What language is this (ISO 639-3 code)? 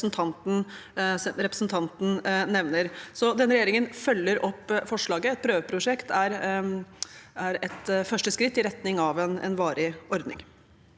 nor